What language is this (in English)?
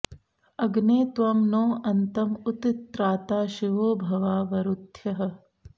Sanskrit